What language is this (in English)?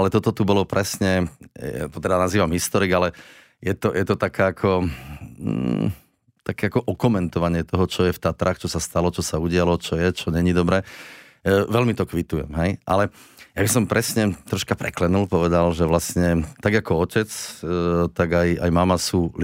Slovak